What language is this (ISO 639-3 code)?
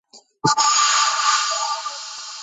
kat